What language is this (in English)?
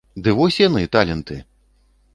Belarusian